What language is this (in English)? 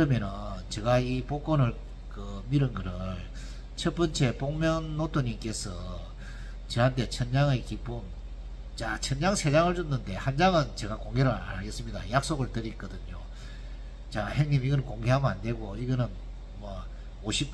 Korean